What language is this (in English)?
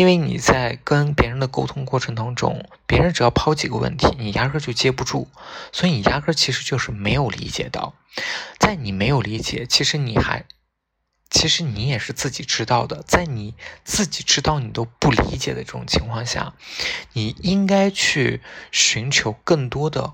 Chinese